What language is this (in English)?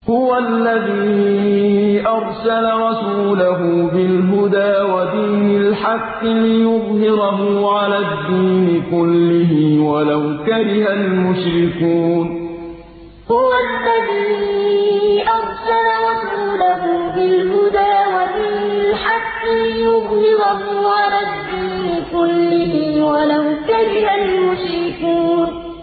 Arabic